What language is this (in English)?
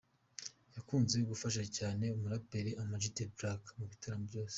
Kinyarwanda